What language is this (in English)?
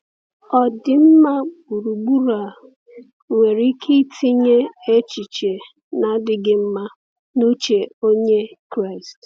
Igbo